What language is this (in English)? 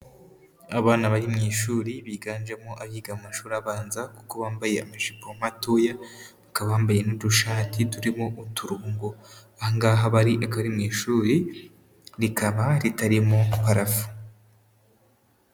Kinyarwanda